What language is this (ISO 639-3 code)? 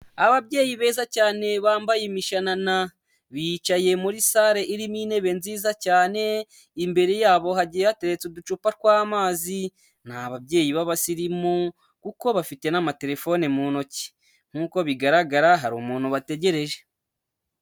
kin